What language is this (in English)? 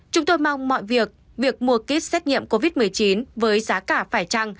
Vietnamese